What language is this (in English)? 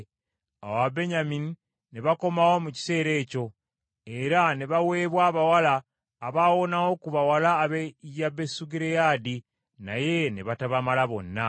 Ganda